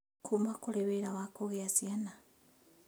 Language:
Kikuyu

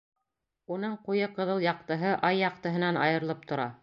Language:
Bashkir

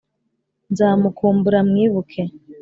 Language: Kinyarwanda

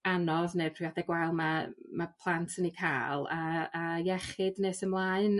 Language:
Welsh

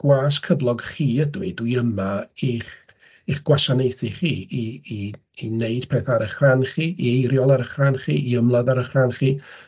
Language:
Welsh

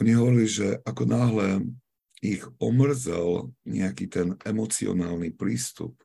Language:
Slovak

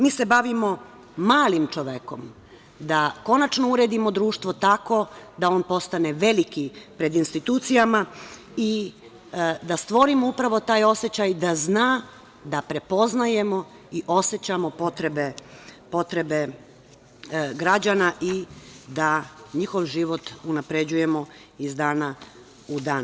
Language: Serbian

